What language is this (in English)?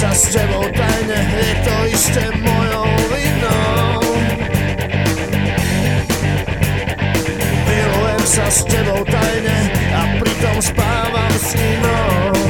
Slovak